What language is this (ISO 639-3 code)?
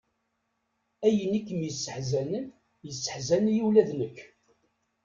kab